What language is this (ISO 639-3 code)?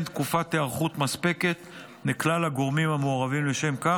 heb